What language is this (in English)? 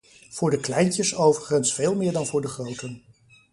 Dutch